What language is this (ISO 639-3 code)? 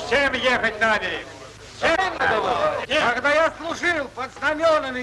rus